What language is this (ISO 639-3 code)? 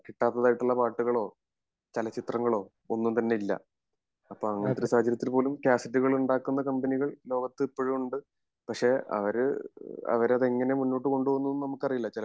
mal